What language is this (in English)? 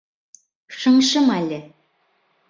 Bashkir